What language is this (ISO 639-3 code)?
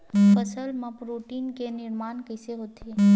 hne